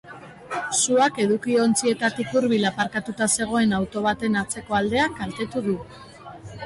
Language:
Basque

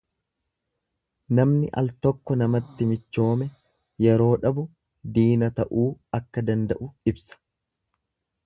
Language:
Oromo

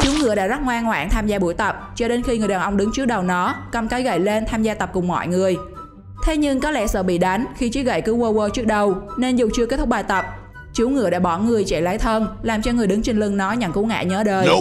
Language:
Vietnamese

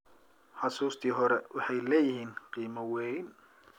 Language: Somali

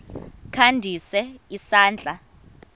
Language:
Xhosa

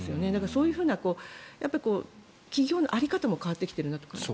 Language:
Japanese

